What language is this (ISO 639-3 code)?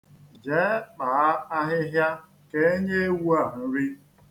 ibo